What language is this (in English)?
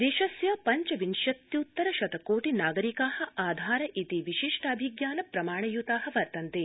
Sanskrit